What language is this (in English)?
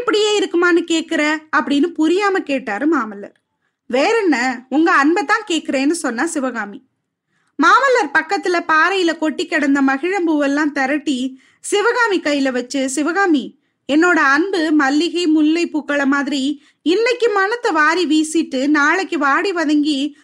Tamil